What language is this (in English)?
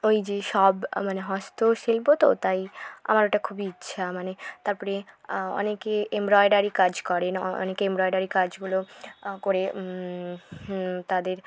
Bangla